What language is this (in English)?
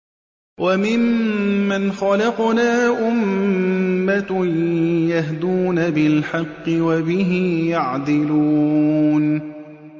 Arabic